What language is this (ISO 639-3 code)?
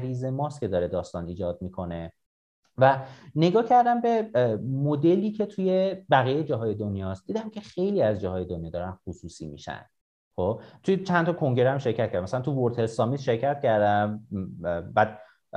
fas